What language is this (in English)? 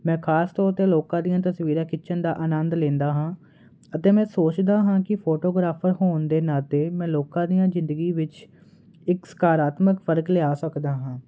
Punjabi